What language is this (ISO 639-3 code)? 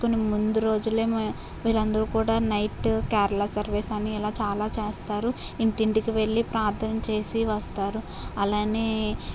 tel